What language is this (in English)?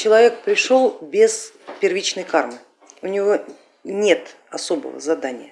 Russian